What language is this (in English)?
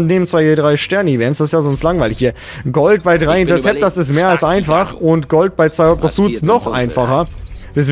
German